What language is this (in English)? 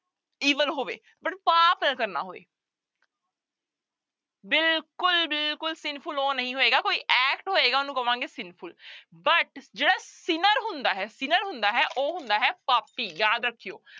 Punjabi